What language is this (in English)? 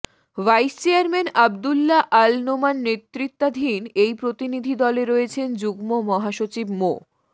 Bangla